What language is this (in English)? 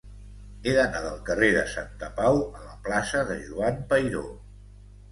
Catalan